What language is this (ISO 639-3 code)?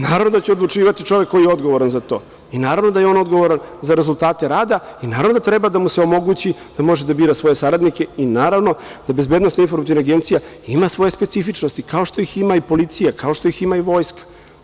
srp